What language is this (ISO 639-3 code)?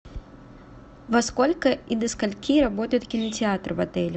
rus